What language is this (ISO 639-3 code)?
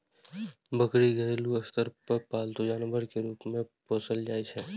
mai